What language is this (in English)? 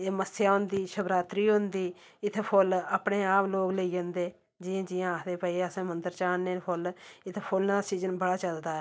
Dogri